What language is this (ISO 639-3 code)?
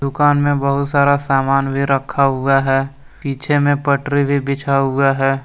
hin